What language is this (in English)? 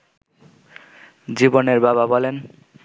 Bangla